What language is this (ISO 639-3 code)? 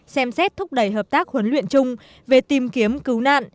vie